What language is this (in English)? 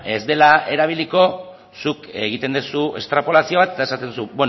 Basque